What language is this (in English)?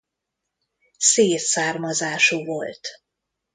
Hungarian